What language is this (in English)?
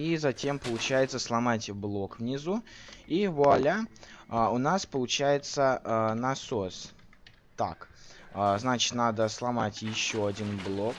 Russian